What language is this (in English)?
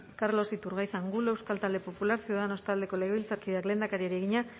Basque